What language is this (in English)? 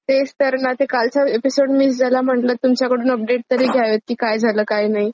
Marathi